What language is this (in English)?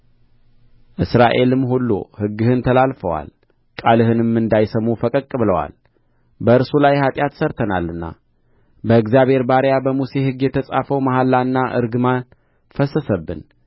Amharic